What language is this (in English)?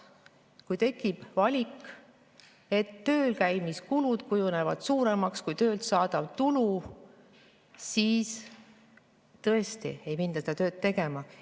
Estonian